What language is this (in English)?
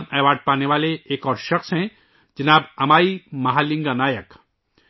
Urdu